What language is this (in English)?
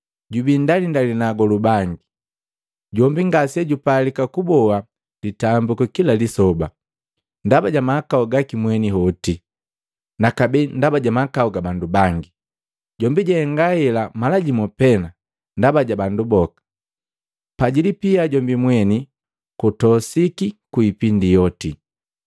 Matengo